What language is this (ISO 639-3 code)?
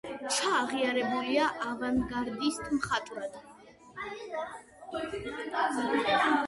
kat